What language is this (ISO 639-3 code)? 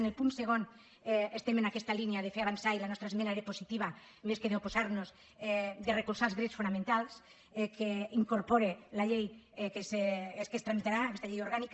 cat